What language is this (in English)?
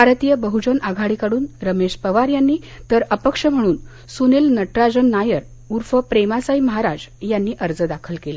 Marathi